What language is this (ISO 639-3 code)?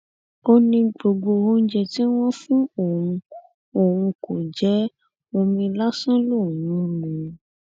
yor